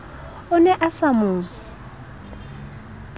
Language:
Southern Sotho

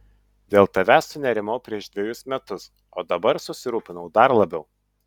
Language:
Lithuanian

